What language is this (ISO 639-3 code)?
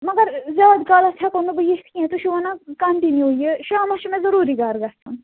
kas